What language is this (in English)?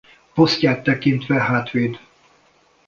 Hungarian